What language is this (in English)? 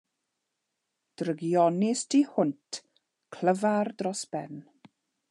Welsh